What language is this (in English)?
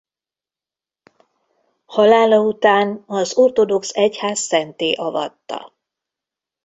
Hungarian